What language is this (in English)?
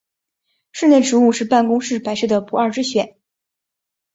Chinese